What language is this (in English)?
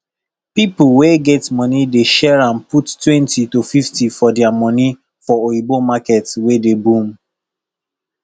Nigerian Pidgin